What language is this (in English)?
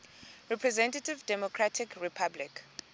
Xhosa